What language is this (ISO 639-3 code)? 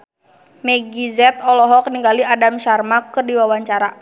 sun